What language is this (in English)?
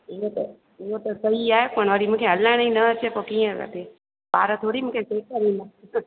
Sindhi